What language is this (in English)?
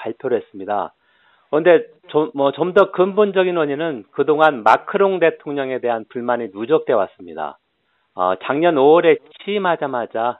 Korean